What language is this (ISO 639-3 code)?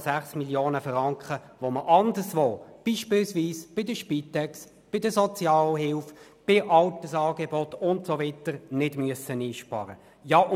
gsw